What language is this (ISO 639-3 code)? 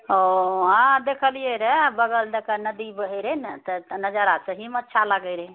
mai